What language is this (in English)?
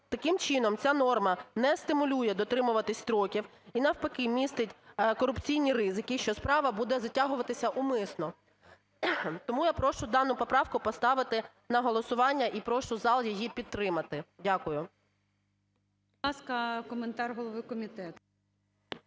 Ukrainian